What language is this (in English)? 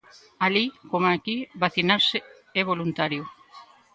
Galician